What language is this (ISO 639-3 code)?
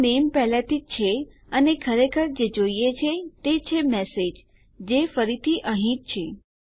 guj